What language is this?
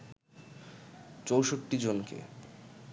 Bangla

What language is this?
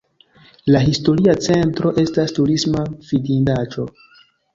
Esperanto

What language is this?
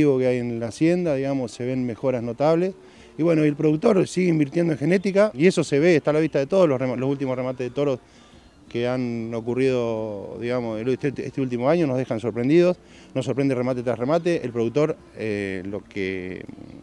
Spanish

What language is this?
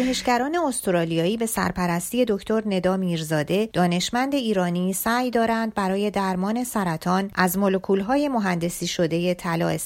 Persian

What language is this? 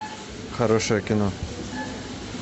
Russian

